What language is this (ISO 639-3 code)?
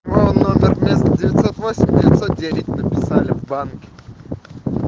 rus